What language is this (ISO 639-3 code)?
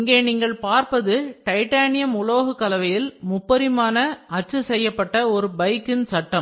tam